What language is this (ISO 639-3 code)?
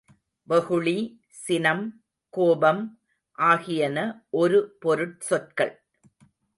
tam